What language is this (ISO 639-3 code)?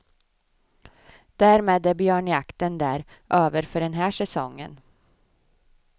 swe